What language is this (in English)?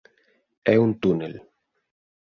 Galician